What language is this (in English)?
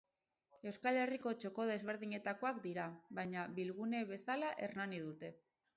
Basque